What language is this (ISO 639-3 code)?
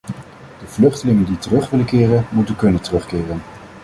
nld